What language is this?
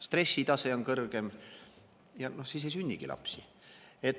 Estonian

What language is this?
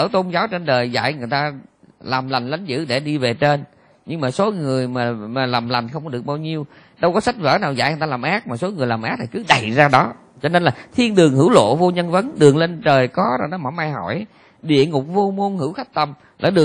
Vietnamese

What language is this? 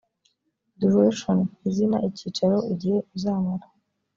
Kinyarwanda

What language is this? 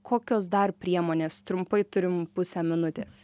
Lithuanian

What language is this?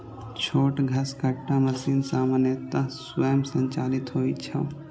Maithili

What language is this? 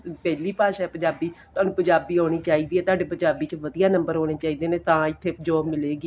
Punjabi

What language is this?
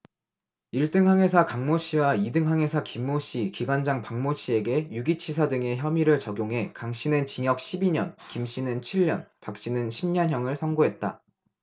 Korean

